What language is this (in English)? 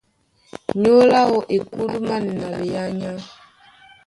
Duala